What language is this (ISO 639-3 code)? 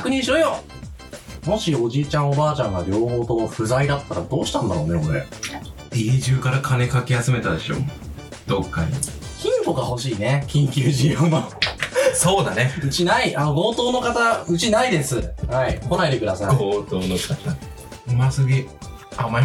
jpn